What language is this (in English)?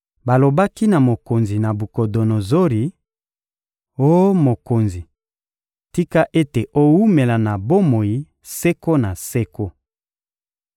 Lingala